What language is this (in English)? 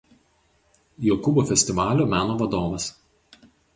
Lithuanian